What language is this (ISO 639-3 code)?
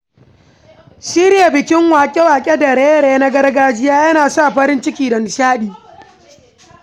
hau